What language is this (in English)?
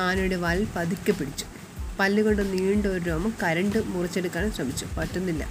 Malayalam